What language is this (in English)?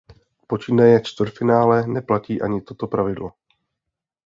Czech